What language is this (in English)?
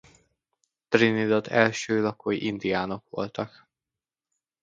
Hungarian